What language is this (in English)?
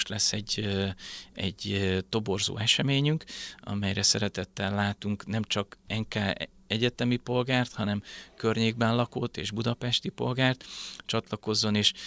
Hungarian